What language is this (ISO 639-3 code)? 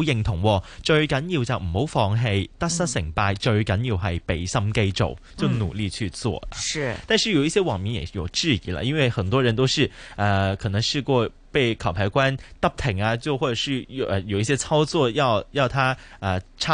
zho